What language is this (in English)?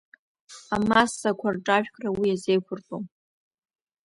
Abkhazian